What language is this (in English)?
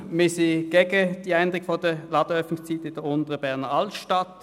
Swiss German